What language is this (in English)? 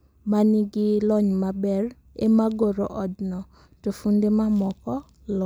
Luo (Kenya and Tanzania)